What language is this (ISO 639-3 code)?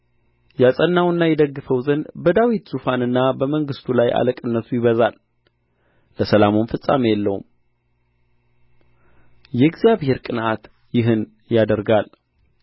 amh